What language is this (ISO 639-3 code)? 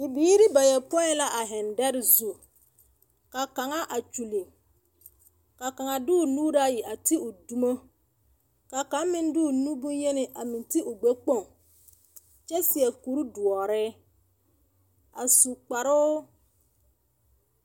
dga